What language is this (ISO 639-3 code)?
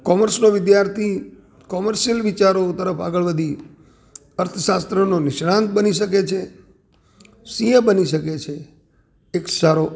guj